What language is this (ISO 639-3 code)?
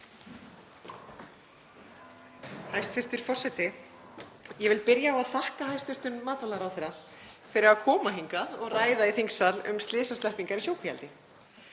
isl